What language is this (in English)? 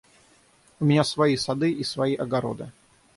Russian